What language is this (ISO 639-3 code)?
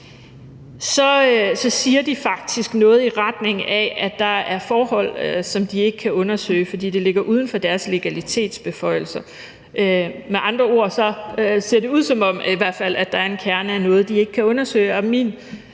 dan